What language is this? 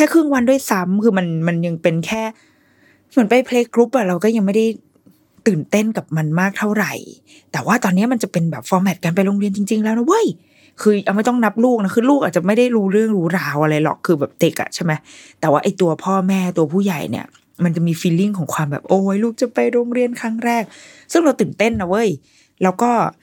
Thai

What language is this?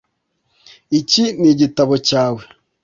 Kinyarwanda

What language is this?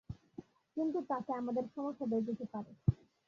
Bangla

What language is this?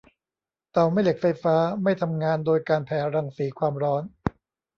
Thai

